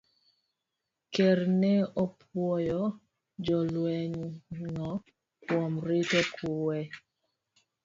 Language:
Luo (Kenya and Tanzania)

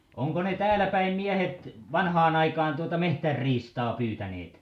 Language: Finnish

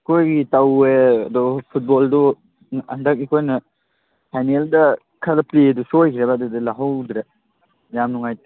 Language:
Manipuri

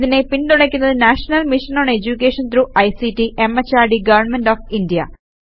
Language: Malayalam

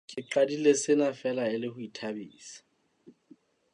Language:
Southern Sotho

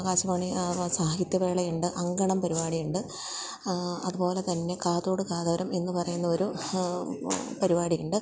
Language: Malayalam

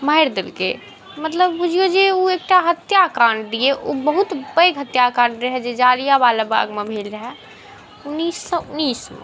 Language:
Maithili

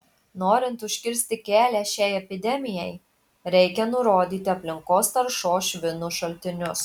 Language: Lithuanian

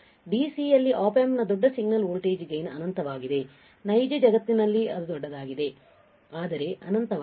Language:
Kannada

